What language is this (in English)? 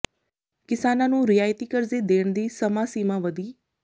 Punjabi